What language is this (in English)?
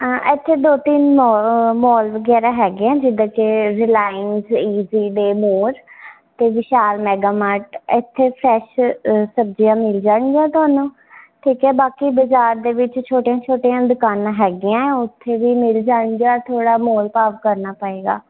Punjabi